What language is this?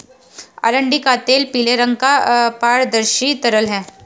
Hindi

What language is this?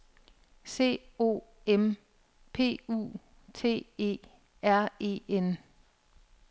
Danish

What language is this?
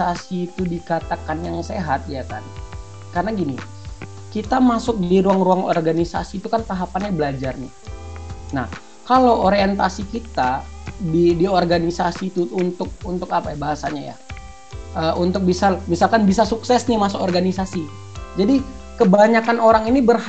Indonesian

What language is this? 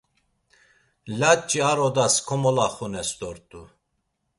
Laz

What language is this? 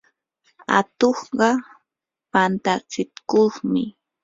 Yanahuanca Pasco Quechua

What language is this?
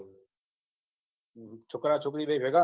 Gujarati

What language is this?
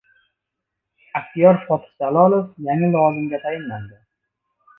Uzbek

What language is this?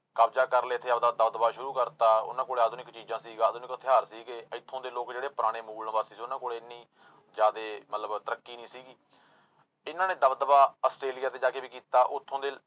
Punjabi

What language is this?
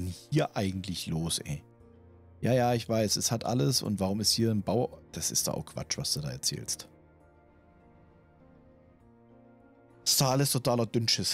German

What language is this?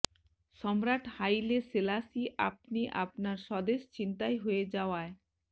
Bangla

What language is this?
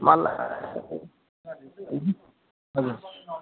Nepali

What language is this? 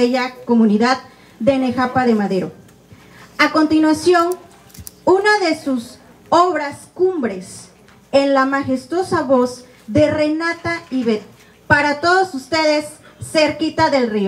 Spanish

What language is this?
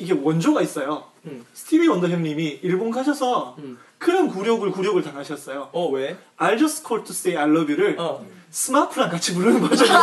Korean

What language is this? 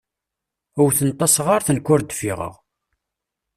Kabyle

